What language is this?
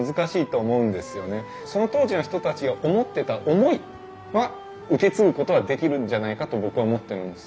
Japanese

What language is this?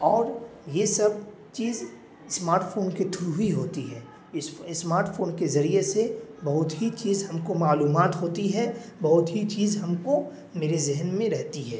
Urdu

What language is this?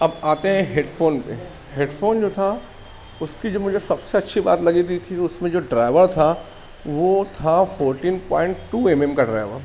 Urdu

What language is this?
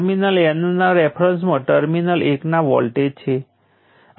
Gujarati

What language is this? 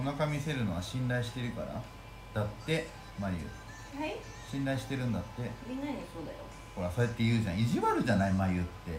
Japanese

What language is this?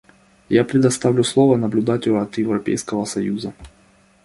Russian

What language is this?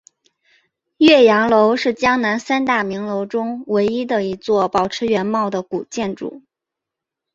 Chinese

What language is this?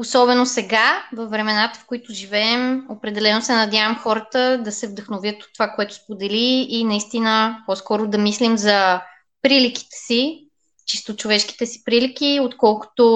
Bulgarian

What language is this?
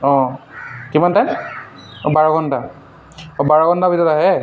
Assamese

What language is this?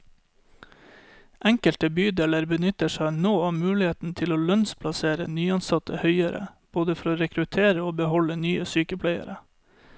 Norwegian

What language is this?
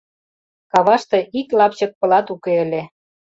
Mari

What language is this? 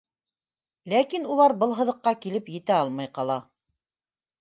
Bashkir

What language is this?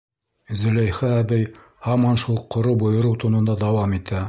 Bashkir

